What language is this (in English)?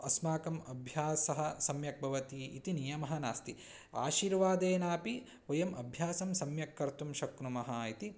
Sanskrit